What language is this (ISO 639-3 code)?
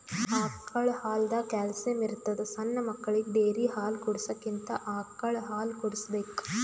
kan